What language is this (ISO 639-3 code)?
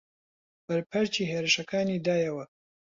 ckb